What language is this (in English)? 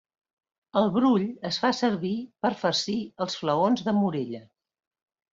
Catalan